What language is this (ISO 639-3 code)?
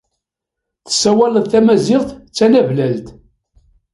kab